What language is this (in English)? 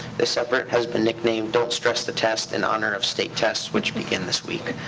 English